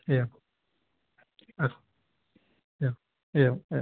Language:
Sanskrit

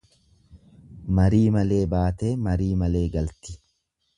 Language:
Oromo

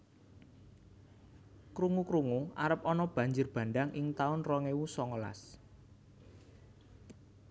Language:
Javanese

